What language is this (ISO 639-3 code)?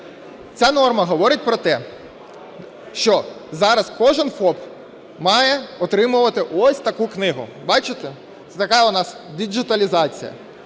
ukr